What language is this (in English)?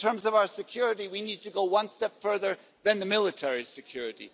English